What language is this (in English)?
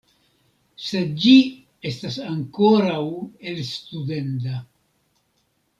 Esperanto